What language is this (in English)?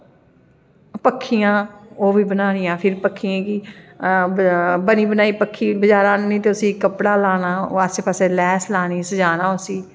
Dogri